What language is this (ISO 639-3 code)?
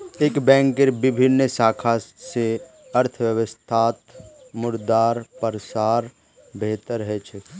mag